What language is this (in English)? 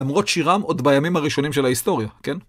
Hebrew